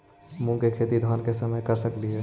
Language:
Magahi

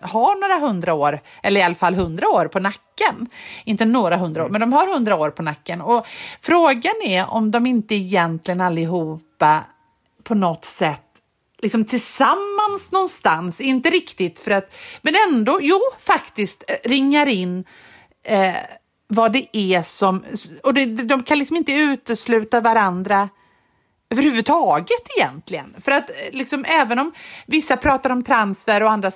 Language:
Swedish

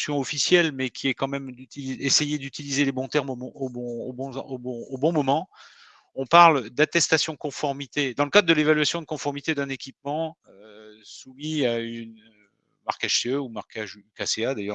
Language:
French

